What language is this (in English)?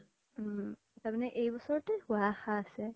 Assamese